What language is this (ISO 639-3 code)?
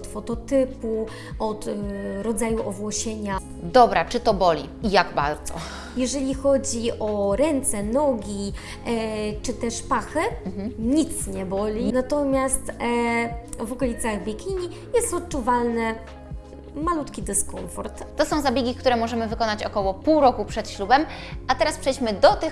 pol